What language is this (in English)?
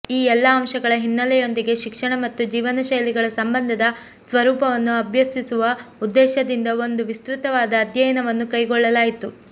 Kannada